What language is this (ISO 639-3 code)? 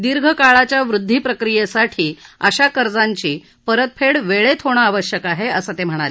mar